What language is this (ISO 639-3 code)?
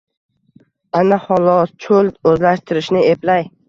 uzb